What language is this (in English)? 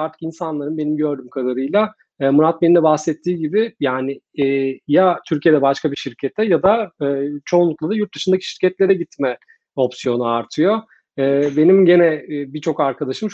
Turkish